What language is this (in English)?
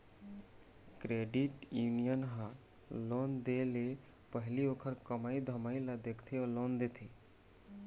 Chhattisgarhi